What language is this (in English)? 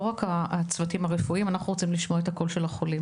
Hebrew